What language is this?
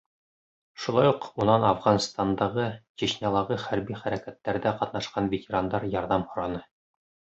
Bashkir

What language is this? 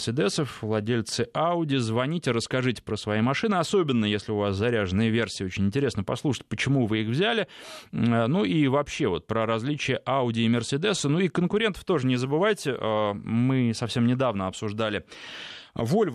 Russian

